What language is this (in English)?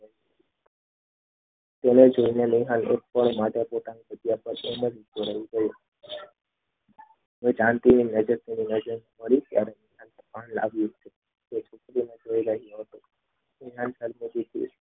Gujarati